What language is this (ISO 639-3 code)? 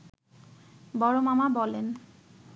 ben